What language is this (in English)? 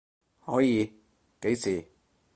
Cantonese